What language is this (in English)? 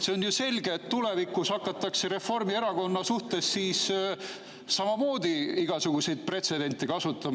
Estonian